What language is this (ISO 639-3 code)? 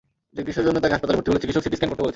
ben